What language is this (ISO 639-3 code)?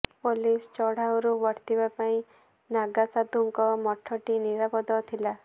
ori